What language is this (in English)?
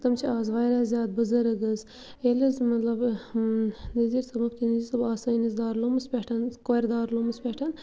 Kashmiri